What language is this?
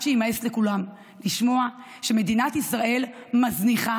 Hebrew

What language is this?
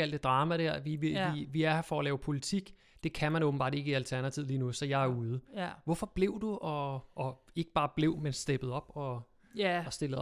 Danish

